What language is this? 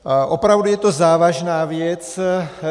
Czech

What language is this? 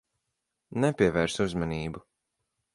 Latvian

